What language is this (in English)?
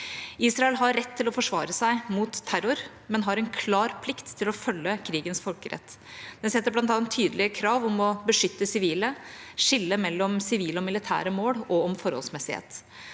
Norwegian